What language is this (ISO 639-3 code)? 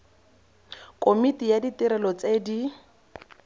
tsn